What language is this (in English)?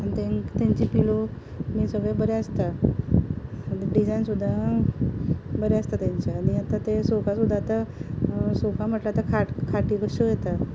Konkani